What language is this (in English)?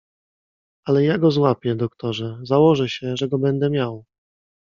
Polish